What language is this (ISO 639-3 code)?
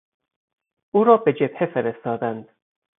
fas